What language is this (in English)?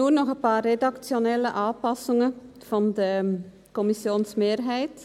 Swiss German